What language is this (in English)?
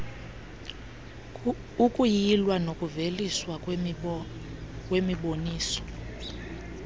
Xhosa